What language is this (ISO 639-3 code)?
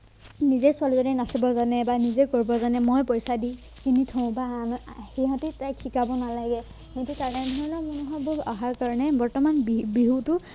asm